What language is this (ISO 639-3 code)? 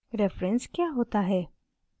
hin